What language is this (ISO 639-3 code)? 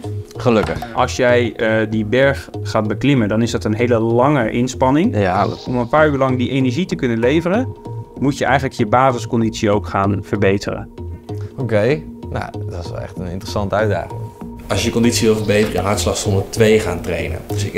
nld